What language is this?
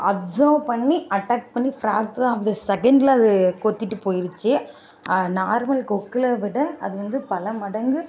Tamil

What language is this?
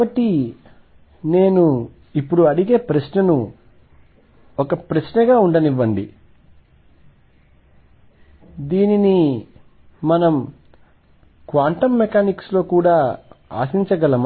Telugu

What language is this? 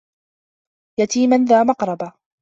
Arabic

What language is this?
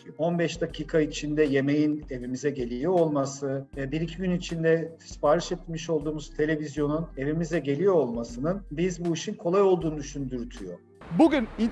Turkish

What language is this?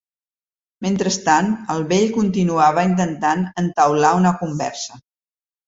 Catalan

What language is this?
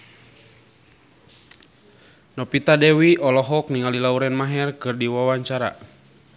Sundanese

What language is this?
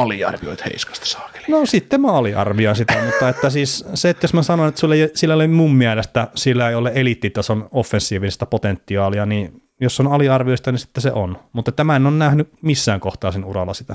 Finnish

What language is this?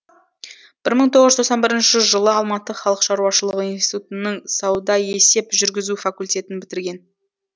Kazakh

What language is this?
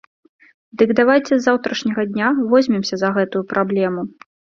Belarusian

